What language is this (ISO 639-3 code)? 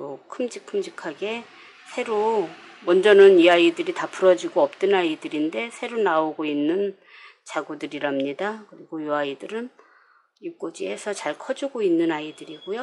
kor